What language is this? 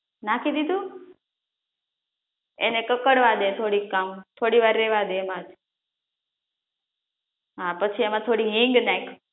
Gujarati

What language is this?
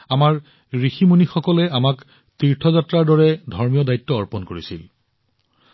Assamese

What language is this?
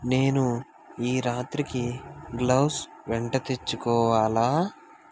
Telugu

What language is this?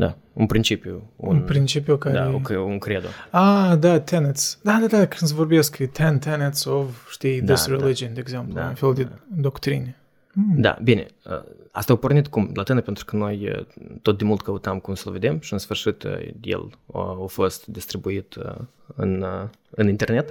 Romanian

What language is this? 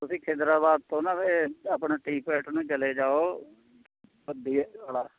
Punjabi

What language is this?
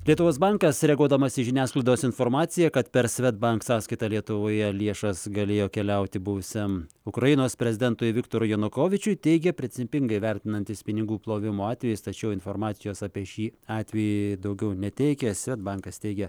Lithuanian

